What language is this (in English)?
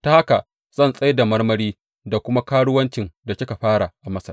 Hausa